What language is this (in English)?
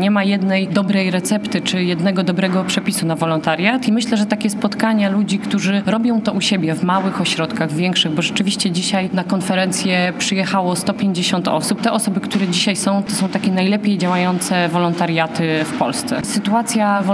Polish